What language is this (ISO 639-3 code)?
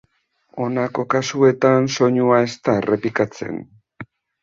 eus